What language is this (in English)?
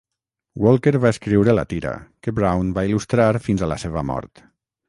Catalan